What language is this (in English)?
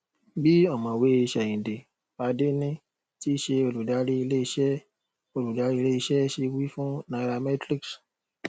Yoruba